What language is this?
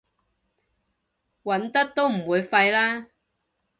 Cantonese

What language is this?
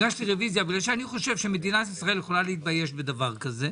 Hebrew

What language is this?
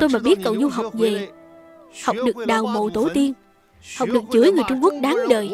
Vietnamese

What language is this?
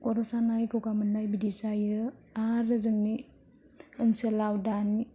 Bodo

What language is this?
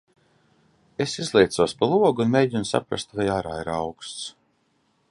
Latvian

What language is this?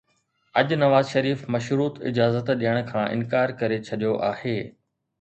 Sindhi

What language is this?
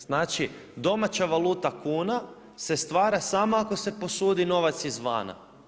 Croatian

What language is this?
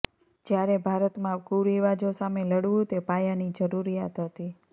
Gujarati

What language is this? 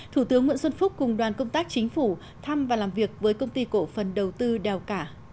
Vietnamese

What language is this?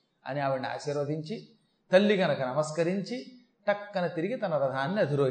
Telugu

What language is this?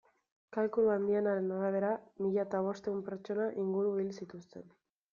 Basque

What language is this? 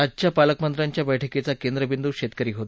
Marathi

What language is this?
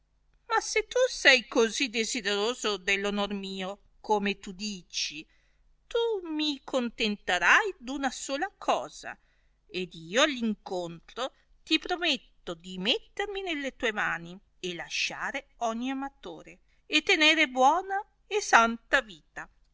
Italian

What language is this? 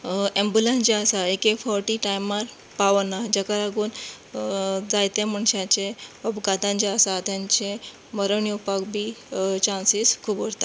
Konkani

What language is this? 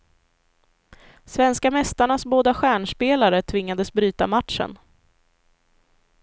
Swedish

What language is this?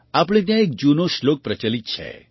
Gujarati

